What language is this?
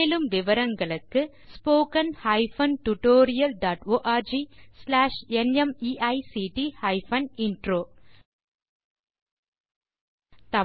Tamil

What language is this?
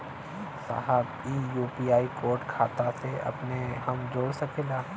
Bhojpuri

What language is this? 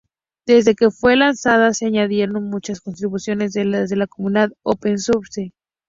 Spanish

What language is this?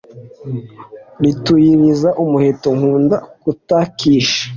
Kinyarwanda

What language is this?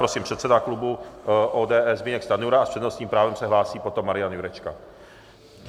Czech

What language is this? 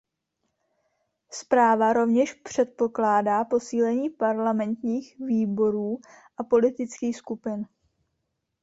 Czech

